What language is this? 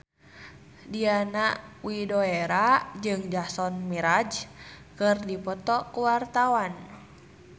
Sundanese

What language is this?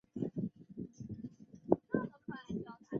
Chinese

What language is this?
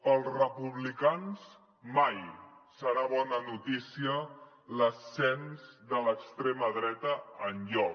Catalan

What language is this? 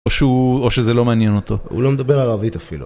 Hebrew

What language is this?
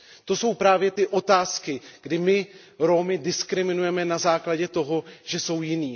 Czech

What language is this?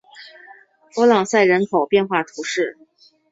Chinese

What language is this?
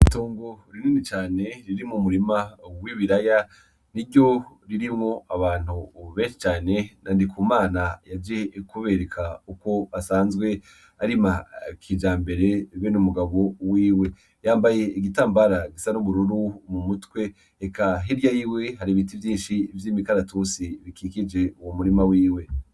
Rundi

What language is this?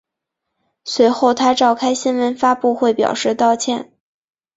Chinese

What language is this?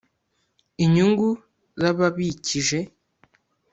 Kinyarwanda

